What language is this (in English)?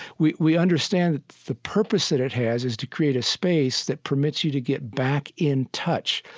English